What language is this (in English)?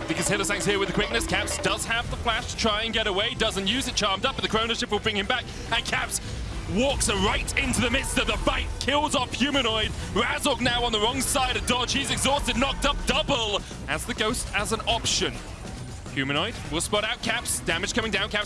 English